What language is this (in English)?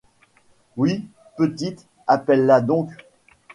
French